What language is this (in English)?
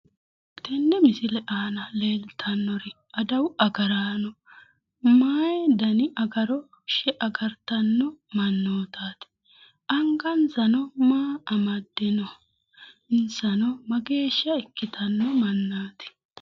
Sidamo